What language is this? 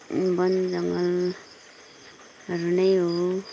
Nepali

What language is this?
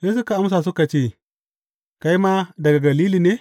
Hausa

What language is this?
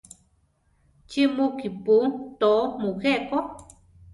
Central Tarahumara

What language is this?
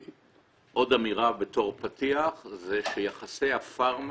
Hebrew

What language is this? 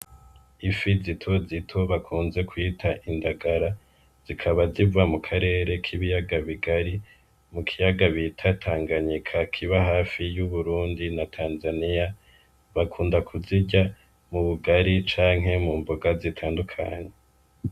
Rundi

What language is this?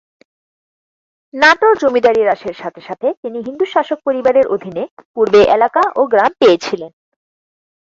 Bangla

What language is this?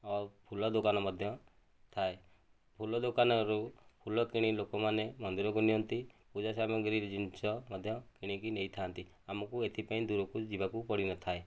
Odia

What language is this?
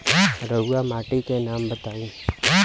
Bhojpuri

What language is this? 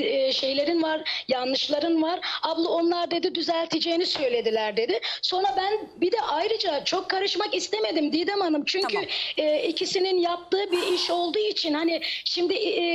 Turkish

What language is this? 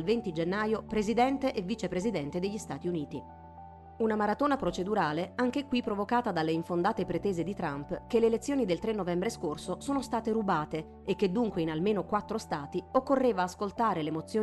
Italian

